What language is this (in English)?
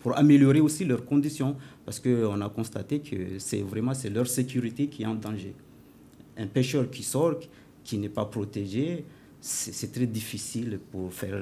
French